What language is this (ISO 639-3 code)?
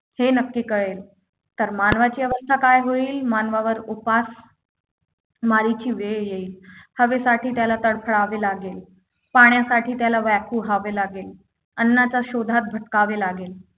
mar